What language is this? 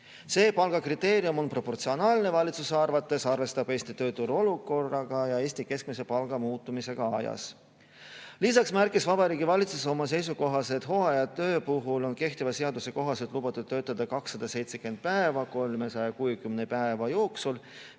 Estonian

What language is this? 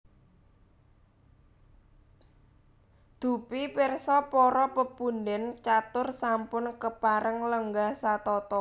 Javanese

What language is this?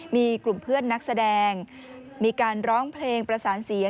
Thai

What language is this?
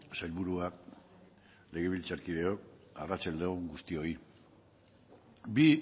Basque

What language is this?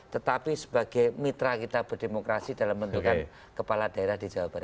Indonesian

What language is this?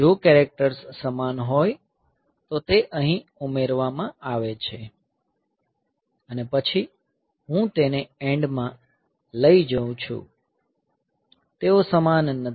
Gujarati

